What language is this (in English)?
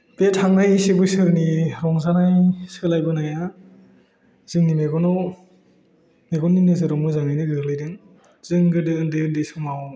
Bodo